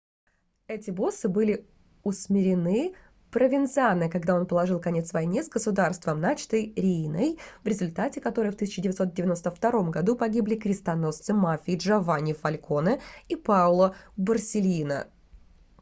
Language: Russian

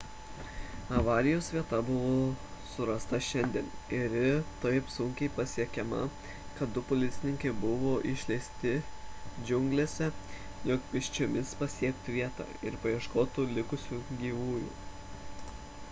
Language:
Lithuanian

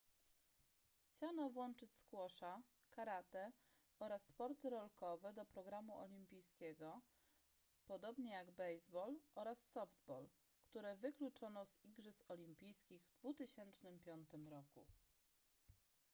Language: Polish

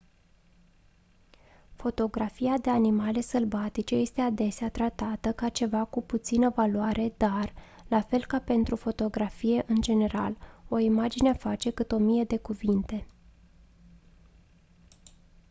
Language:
Romanian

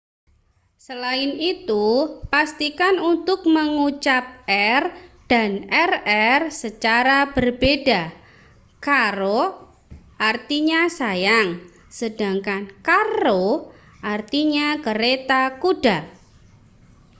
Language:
Indonesian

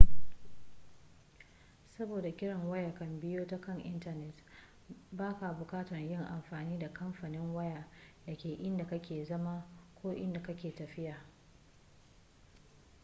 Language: Hausa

